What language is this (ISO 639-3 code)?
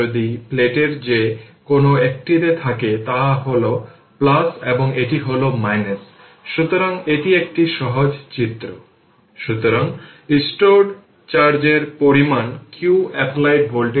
ben